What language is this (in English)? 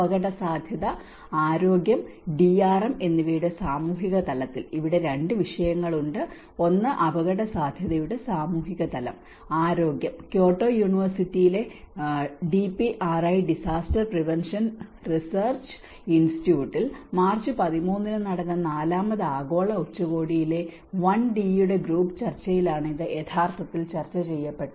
Malayalam